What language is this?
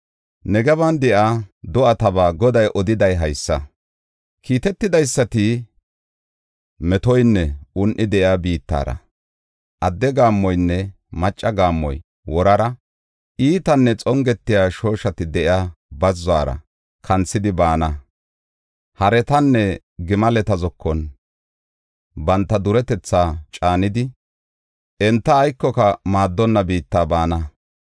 Gofa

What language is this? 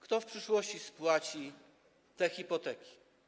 Polish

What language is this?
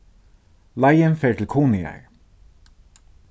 Faroese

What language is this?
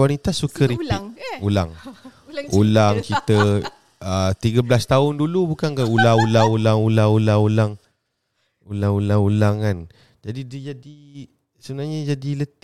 Malay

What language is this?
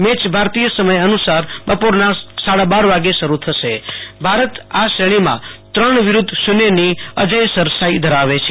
Gujarati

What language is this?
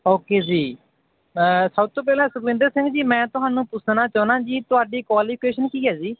Punjabi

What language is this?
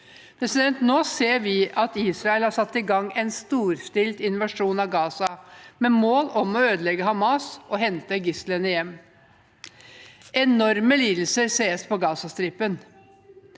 Norwegian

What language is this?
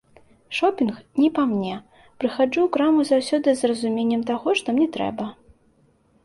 Belarusian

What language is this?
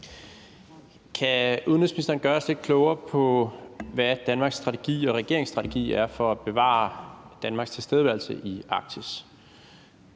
Danish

